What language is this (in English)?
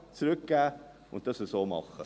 Swiss German